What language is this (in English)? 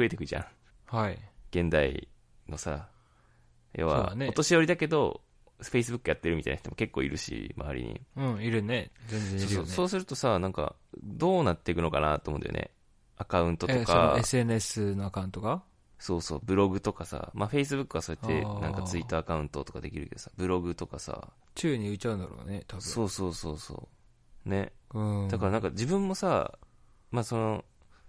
Japanese